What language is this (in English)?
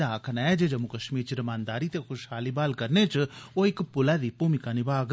Dogri